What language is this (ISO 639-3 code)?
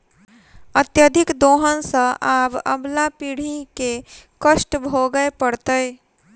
mai